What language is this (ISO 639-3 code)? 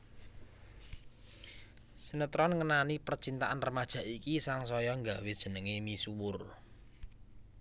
jav